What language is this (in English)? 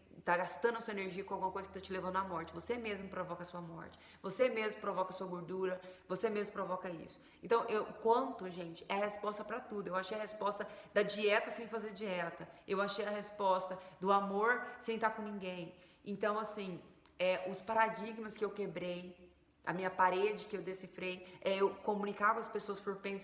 Portuguese